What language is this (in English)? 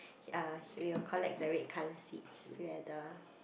English